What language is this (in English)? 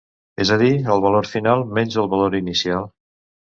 Catalan